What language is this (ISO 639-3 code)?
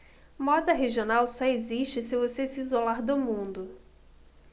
por